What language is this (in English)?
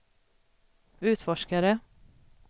Swedish